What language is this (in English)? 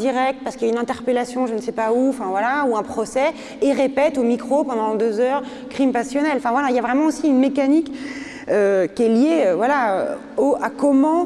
French